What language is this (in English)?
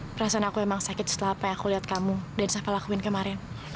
Indonesian